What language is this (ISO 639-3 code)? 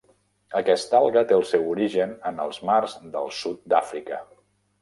cat